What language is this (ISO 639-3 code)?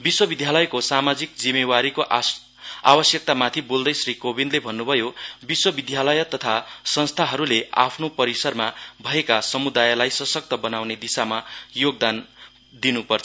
nep